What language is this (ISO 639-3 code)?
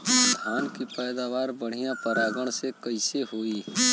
bho